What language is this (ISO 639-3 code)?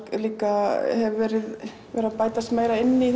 isl